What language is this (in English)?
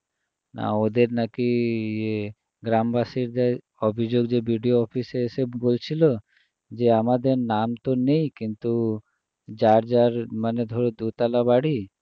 Bangla